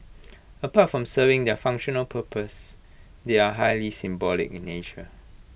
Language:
English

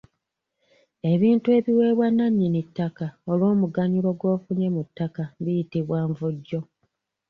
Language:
Ganda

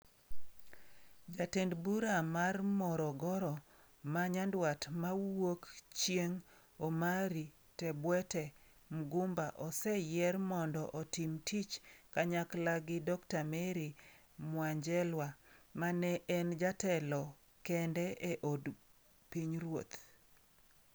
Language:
Luo (Kenya and Tanzania)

